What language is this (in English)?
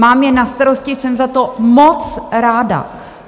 Czech